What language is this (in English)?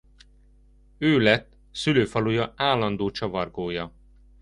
Hungarian